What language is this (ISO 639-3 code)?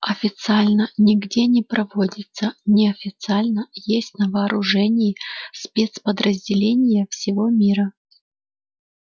rus